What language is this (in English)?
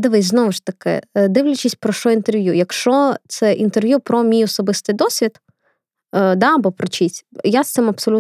Ukrainian